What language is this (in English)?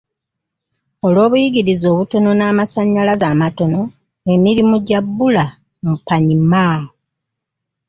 Ganda